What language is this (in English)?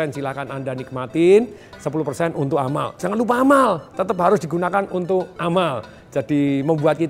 Indonesian